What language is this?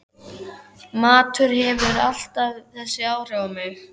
Icelandic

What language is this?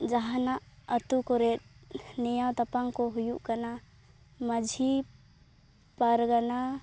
Santali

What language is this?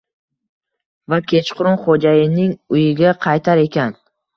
Uzbek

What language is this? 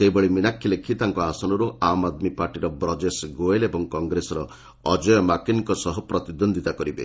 Odia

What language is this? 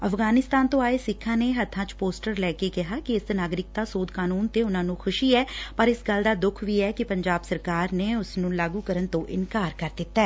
Punjabi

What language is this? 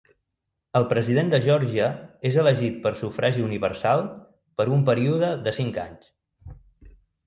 Catalan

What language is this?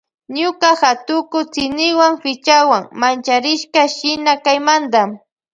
Loja Highland Quichua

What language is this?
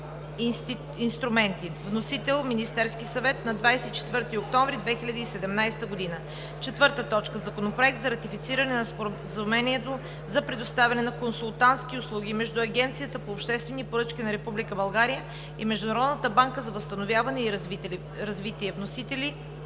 Bulgarian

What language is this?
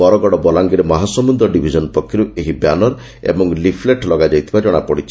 Odia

